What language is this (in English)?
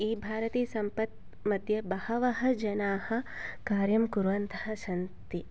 Sanskrit